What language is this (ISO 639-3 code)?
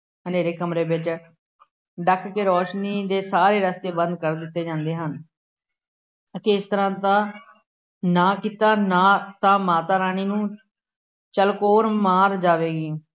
pan